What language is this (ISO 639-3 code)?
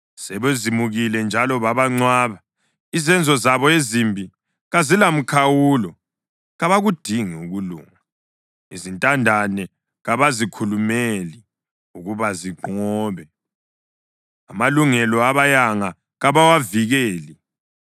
nde